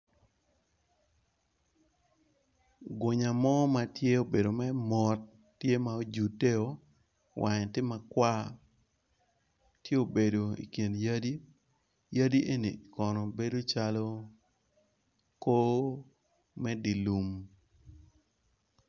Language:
Acoli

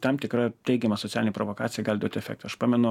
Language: Lithuanian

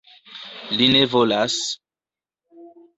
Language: Esperanto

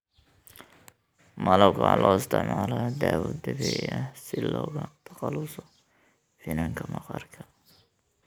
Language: Somali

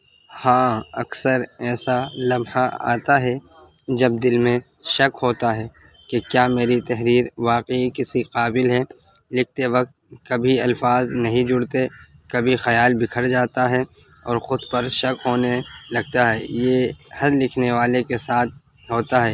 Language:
Urdu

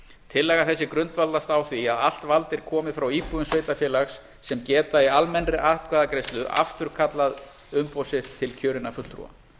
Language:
Icelandic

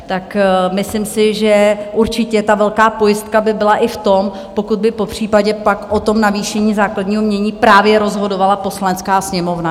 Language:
Czech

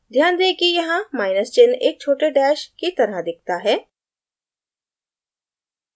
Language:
Hindi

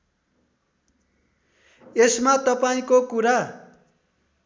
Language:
Nepali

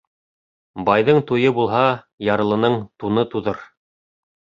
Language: Bashkir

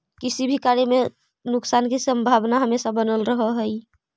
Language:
Magahi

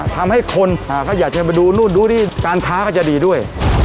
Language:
Thai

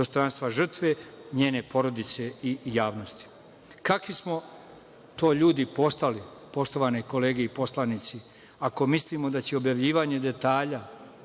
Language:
Serbian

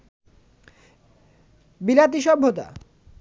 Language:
Bangla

